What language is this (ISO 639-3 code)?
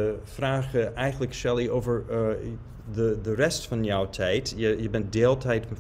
nld